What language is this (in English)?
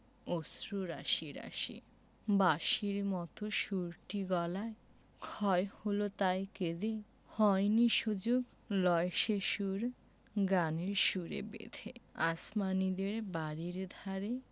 Bangla